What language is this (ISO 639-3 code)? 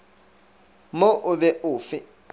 nso